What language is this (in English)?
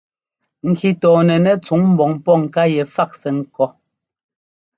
Ngomba